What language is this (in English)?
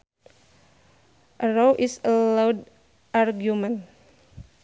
Sundanese